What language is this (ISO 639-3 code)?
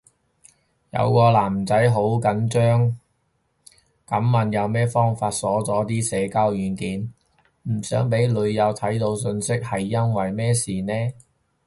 yue